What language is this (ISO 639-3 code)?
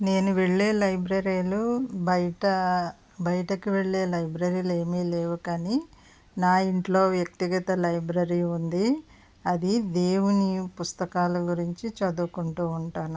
tel